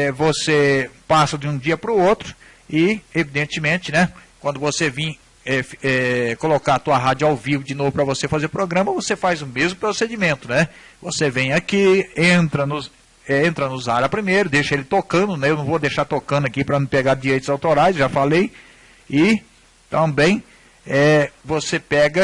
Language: Portuguese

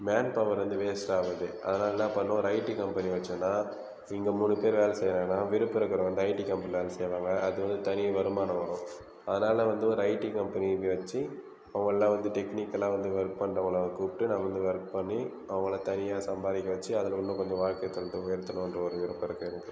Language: Tamil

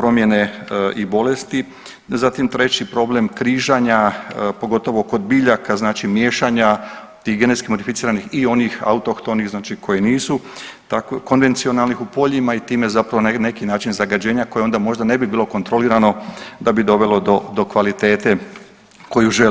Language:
Croatian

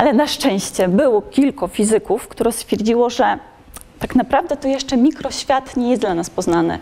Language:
Polish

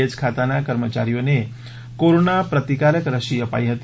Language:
Gujarati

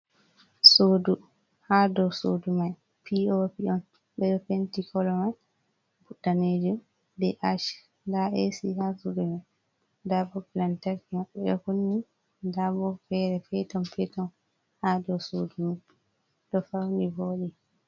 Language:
Fula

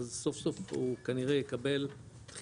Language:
Hebrew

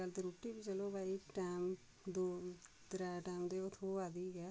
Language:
Dogri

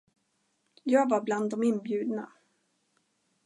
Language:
Swedish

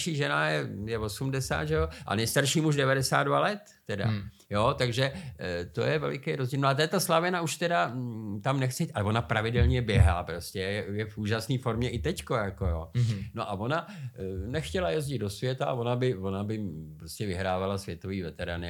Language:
Czech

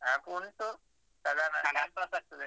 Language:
Kannada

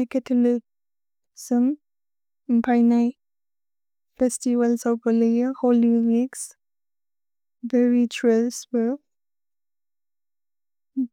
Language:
Bodo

